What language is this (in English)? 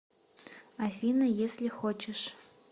Russian